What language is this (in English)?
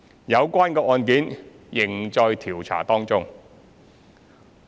Cantonese